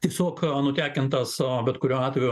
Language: Lithuanian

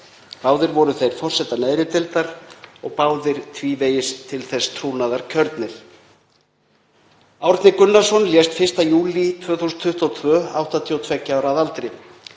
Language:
Icelandic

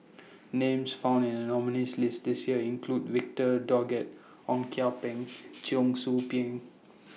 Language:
English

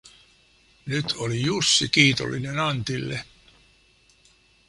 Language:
Finnish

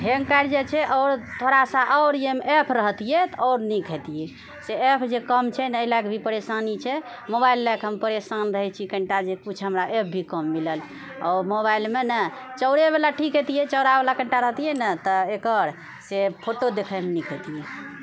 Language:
Maithili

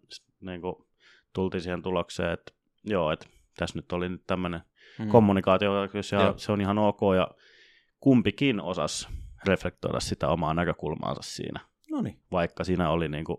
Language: Finnish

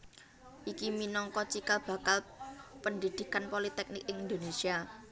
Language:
Javanese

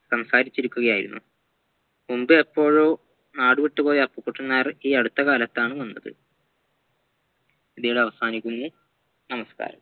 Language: Malayalam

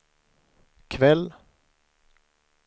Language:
Swedish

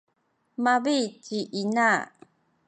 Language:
Sakizaya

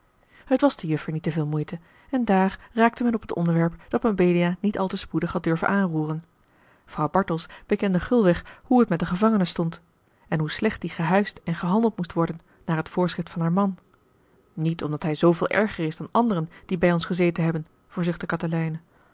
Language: Dutch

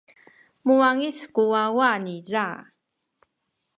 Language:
Sakizaya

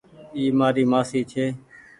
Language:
Goaria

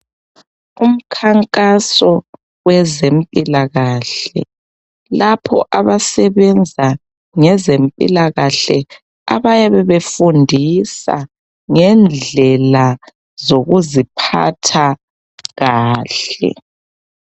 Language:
North Ndebele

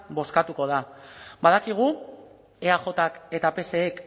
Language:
Basque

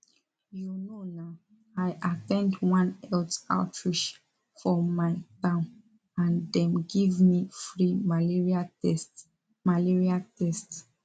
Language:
Nigerian Pidgin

